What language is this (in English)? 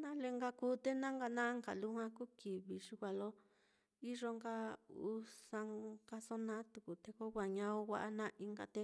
Mitlatongo Mixtec